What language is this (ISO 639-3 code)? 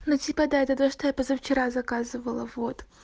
rus